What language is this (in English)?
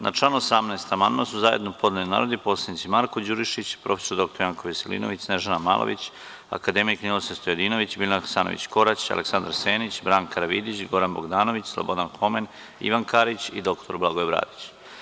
Serbian